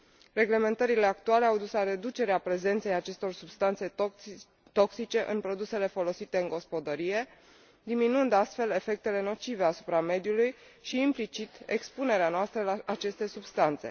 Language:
Romanian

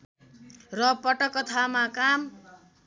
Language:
Nepali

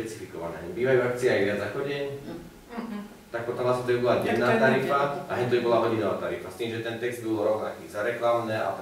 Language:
Slovak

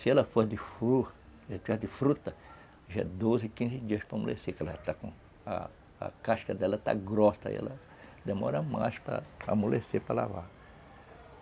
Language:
Portuguese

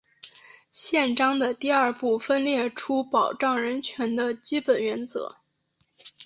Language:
Chinese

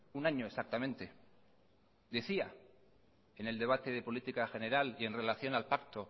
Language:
Spanish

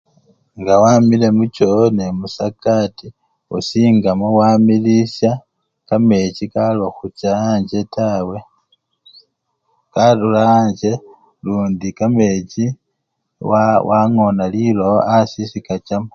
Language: Luyia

